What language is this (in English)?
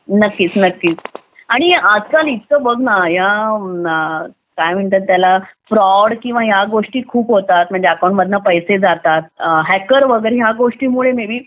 Marathi